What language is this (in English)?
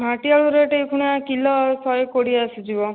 Odia